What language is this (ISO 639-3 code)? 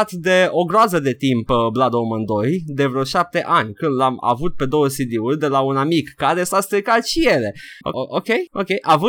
ron